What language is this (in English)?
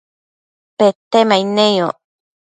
Matsés